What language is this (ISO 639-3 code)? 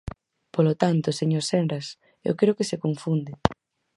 glg